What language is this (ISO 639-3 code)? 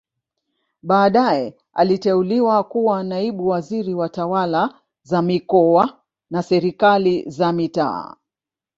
swa